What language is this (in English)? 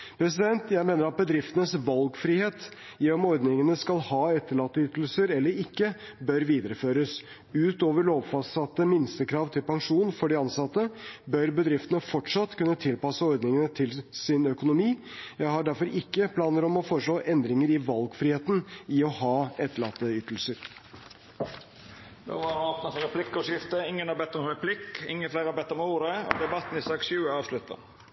Norwegian